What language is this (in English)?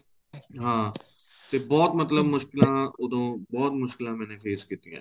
Punjabi